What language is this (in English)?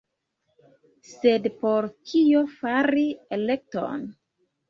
Esperanto